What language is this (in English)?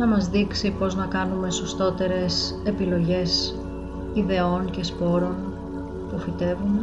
Greek